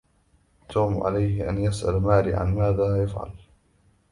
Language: Arabic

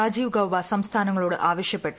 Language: Malayalam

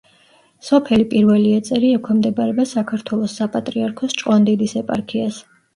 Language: Georgian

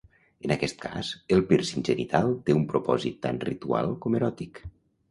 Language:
Catalan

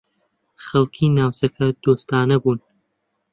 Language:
Central Kurdish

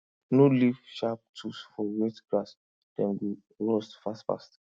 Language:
Nigerian Pidgin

